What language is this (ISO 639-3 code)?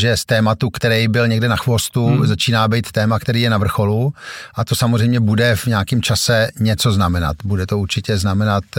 ces